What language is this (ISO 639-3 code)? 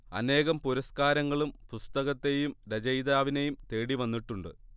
mal